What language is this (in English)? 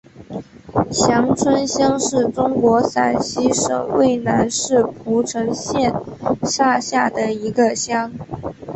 Chinese